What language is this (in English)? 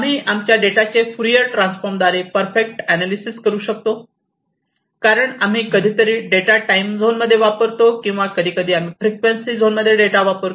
Marathi